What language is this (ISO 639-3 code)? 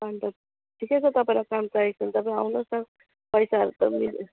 nep